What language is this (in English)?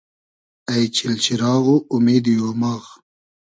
Hazaragi